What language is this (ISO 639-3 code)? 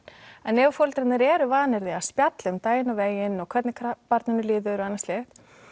isl